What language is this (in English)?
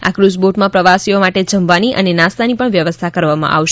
Gujarati